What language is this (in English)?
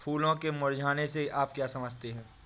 Hindi